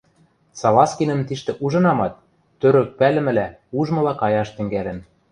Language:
Western Mari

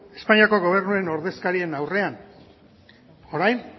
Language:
Basque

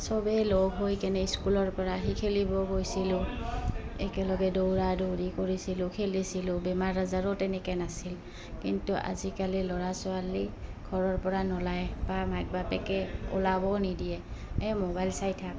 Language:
Assamese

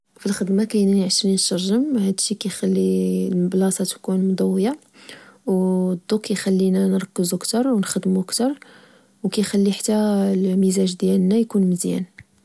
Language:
Moroccan Arabic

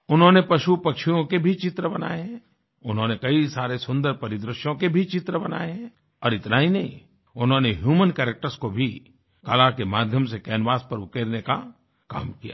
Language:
Hindi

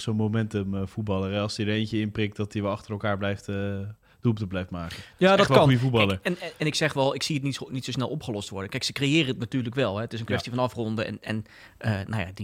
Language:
Dutch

